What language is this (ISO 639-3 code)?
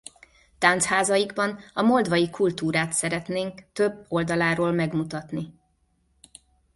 hun